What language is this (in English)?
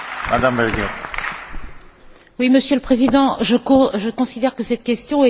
French